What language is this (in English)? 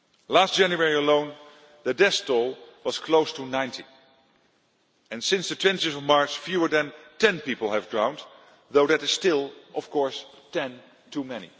English